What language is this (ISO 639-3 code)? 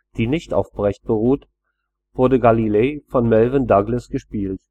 deu